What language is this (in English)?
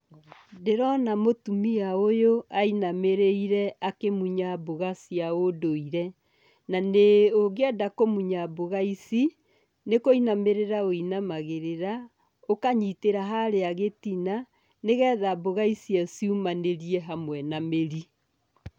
Kikuyu